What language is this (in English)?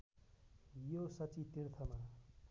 Nepali